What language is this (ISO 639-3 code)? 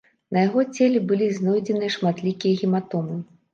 bel